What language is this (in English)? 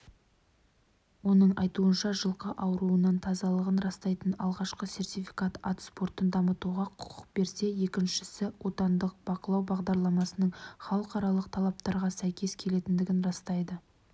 Kazakh